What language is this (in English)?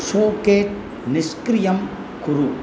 Sanskrit